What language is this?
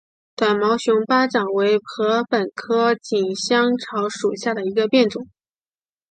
Chinese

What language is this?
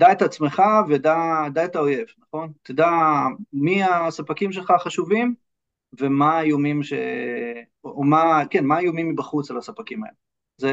Hebrew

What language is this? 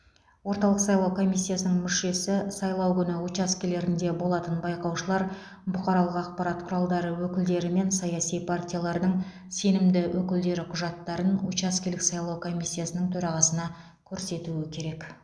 Kazakh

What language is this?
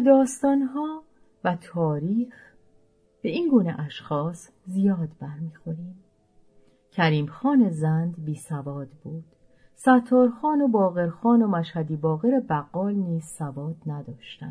Persian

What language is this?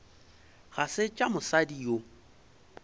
Northern Sotho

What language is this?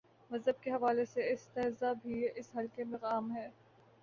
Urdu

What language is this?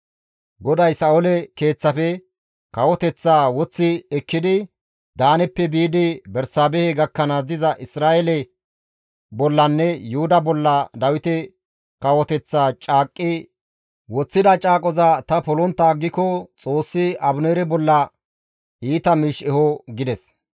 Gamo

